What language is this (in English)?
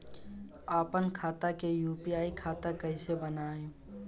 Bhojpuri